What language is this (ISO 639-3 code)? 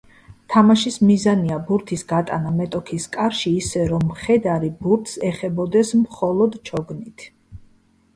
kat